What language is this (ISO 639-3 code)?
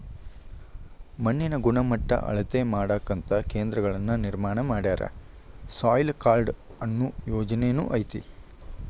kan